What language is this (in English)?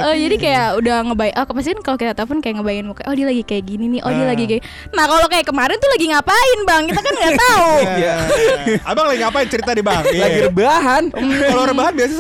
Indonesian